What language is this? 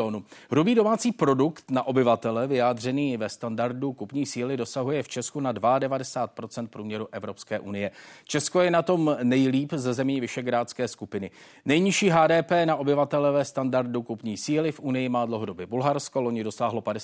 Czech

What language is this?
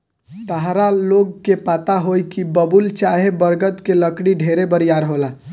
Bhojpuri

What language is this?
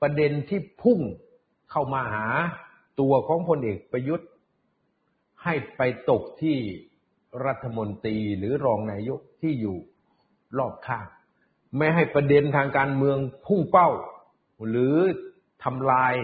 Thai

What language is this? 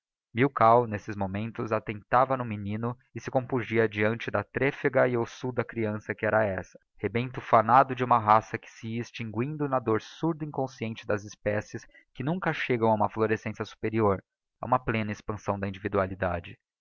Portuguese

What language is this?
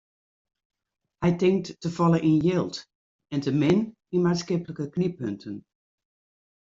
Western Frisian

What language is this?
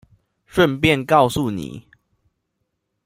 Chinese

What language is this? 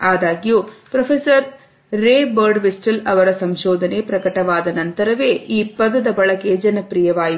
Kannada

